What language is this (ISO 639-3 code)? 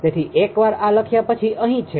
guj